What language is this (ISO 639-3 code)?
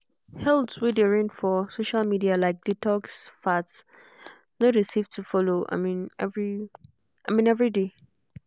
pcm